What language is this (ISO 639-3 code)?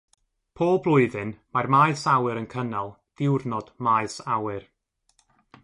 cym